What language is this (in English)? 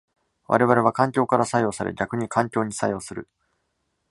Japanese